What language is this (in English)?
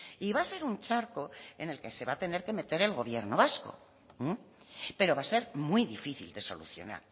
Spanish